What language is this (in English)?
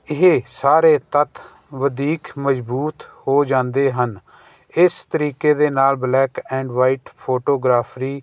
Punjabi